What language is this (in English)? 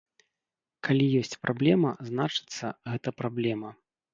Belarusian